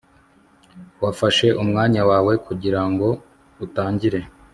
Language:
Kinyarwanda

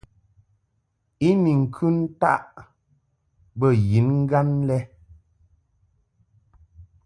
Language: Mungaka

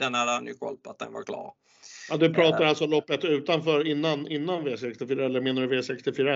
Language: Swedish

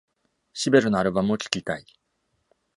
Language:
Japanese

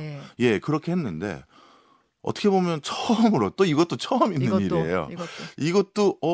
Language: Korean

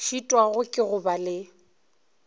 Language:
Northern Sotho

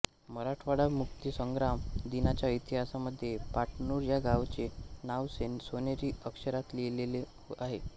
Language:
Marathi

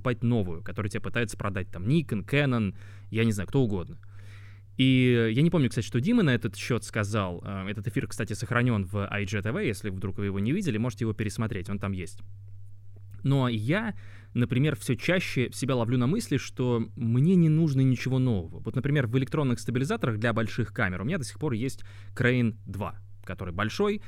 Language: Russian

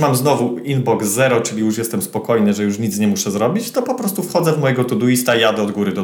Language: Polish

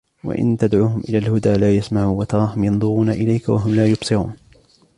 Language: Arabic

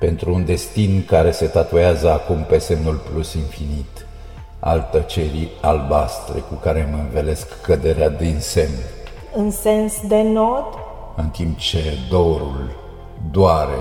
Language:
Romanian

